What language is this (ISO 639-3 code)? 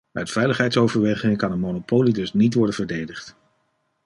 nld